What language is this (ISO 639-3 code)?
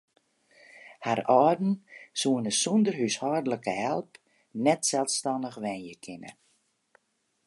fry